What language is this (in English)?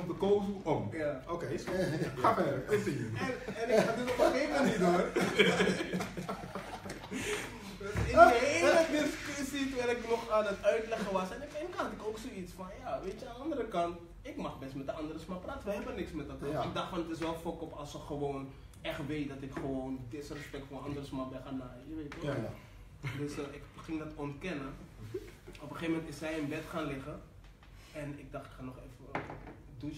Dutch